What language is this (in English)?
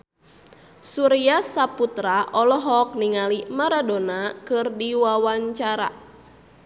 Sundanese